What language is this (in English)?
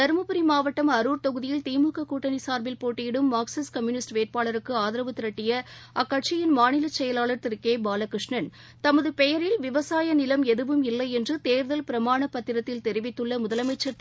Tamil